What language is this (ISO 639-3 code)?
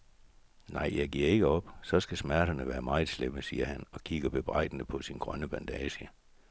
dan